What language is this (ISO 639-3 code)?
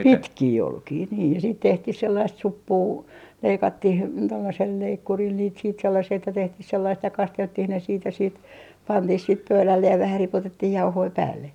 fin